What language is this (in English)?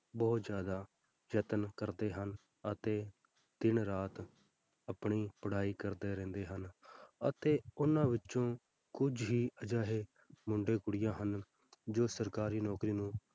Punjabi